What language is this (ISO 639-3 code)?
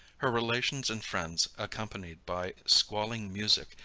eng